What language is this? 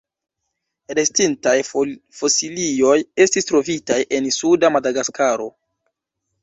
Esperanto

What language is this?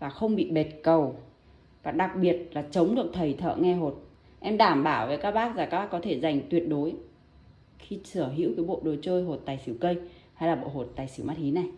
Vietnamese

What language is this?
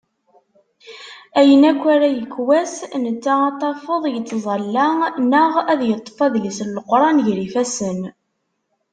Kabyle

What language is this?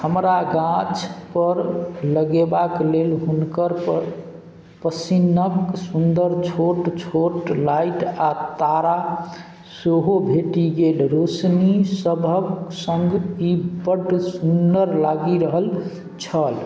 Maithili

